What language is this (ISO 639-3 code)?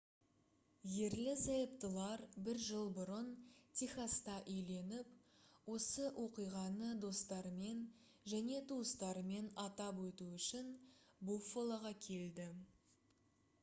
kaz